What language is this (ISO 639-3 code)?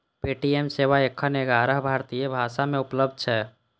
mai